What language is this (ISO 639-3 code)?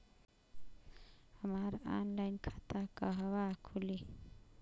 bho